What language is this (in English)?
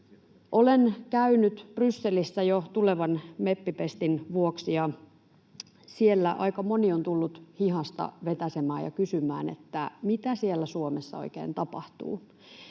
Finnish